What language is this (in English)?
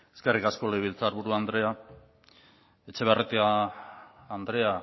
Basque